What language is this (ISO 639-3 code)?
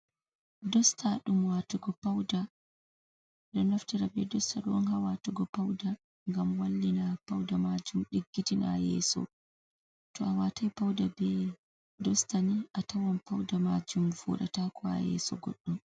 ful